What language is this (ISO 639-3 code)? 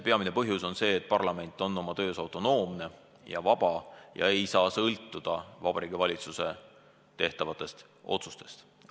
est